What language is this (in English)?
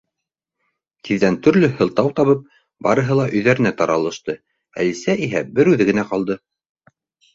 Bashkir